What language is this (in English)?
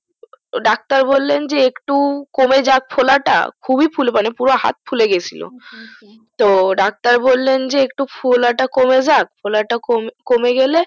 Bangla